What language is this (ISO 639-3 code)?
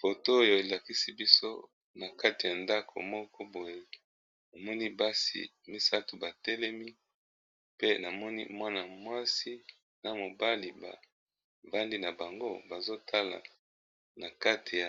lin